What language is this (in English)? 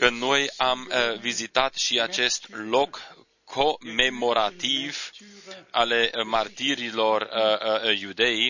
Romanian